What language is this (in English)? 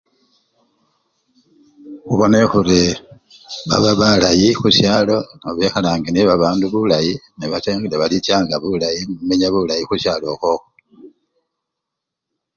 Luyia